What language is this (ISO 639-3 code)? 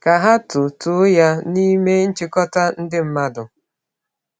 ibo